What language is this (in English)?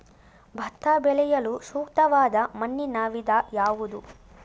Kannada